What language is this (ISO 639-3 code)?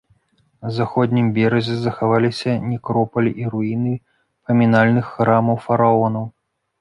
bel